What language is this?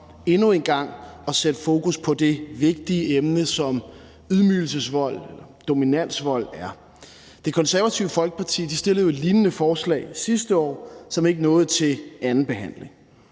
Danish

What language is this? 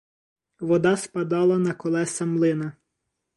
Ukrainian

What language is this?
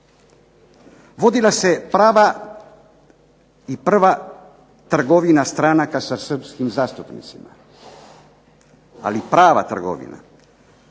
Croatian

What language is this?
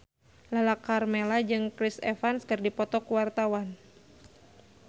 Sundanese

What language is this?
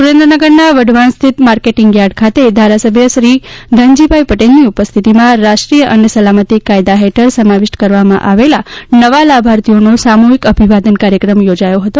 Gujarati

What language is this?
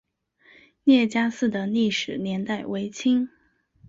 Chinese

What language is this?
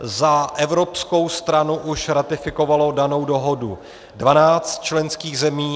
Czech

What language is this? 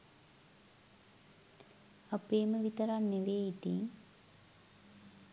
Sinhala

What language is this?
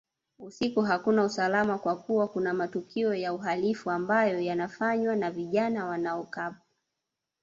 Swahili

